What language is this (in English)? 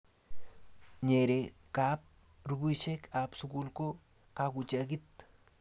Kalenjin